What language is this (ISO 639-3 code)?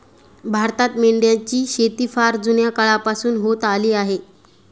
mar